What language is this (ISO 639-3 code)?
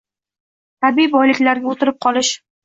uzb